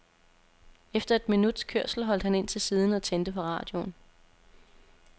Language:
Danish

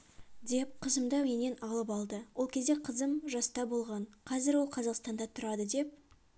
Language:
Kazakh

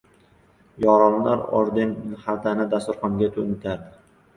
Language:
Uzbek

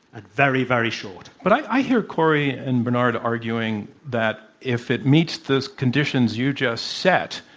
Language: English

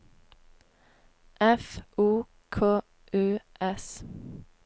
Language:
Norwegian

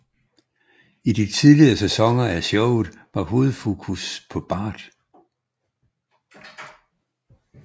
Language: Danish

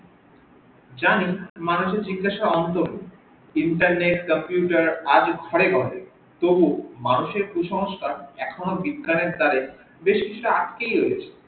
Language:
Bangla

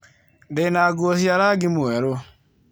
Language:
Kikuyu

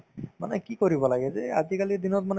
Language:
Assamese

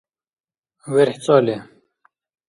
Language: Dargwa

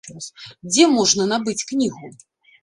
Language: Belarusian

